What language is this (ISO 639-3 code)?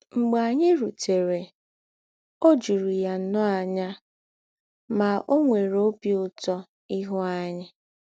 ibo